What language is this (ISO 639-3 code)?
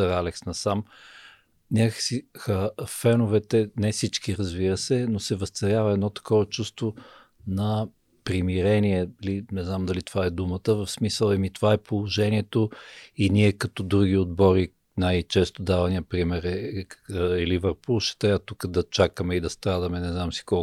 bul